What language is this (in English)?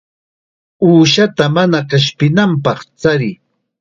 Chiquián Ancash Quechua